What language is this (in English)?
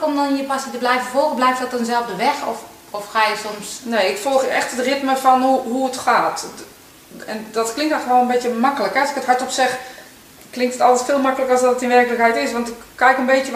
Dutch